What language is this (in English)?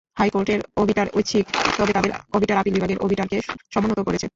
Bangla